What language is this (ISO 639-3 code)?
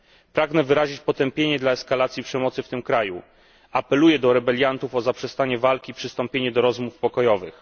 pol